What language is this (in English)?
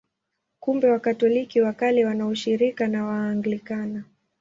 Swahili